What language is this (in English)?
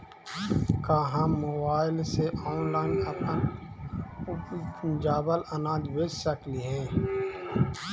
Magahi